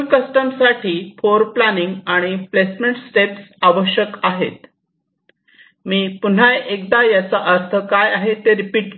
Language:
Marathi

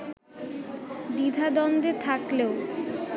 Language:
Bangla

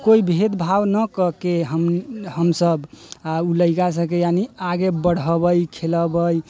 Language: Maithili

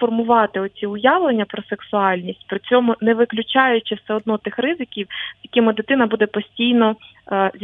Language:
Ukrainian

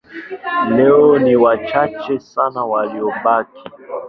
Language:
Swahili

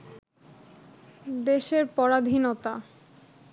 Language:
Bangla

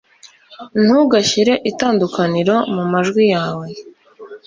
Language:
Kinyarwanda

